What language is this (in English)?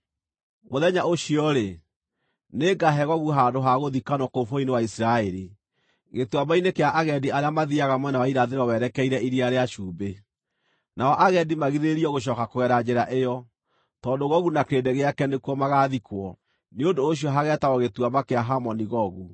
Kikuyu